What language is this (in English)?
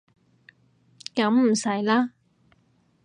Cantonese